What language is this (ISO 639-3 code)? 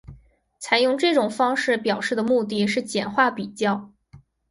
zho